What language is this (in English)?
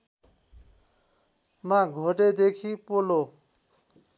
Nepali